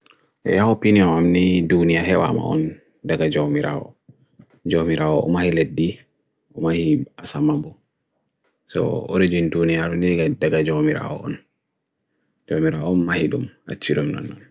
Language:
Bagirmi Fulfulde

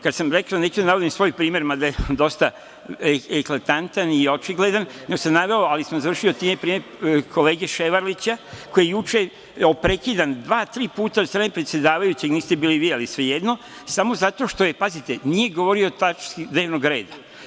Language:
Serbian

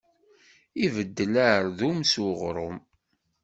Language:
Kabyle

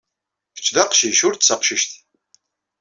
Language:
Kabyle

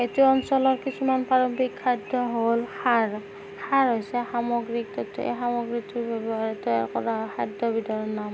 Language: Assamese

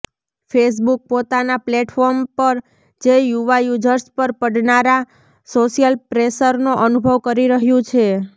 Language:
Gujarati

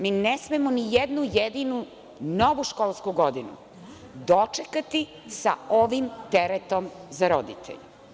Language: Serbian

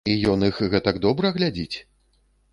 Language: Belarusian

